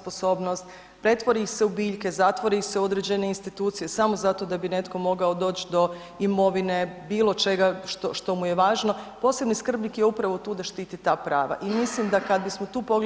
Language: Croatian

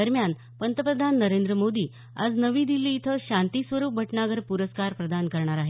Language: Marathi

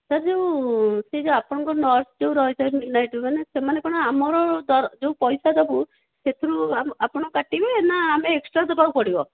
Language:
Odia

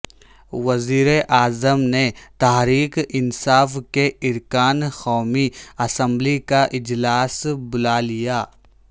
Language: Urdu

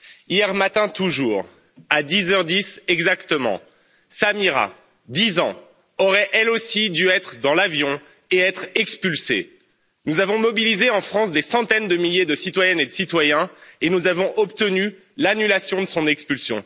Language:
French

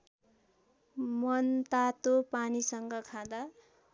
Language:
Nepali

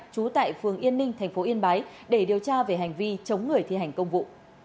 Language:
Vietnamese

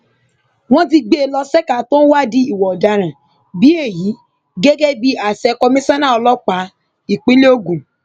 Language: Yoruba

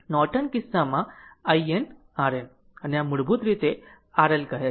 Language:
Gujarati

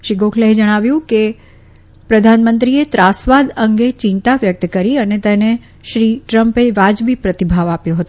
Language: Gujarati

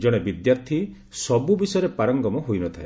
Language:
Odia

